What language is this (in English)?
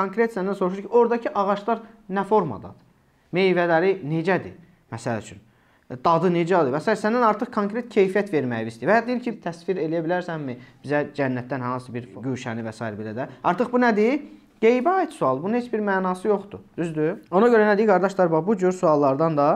Turkish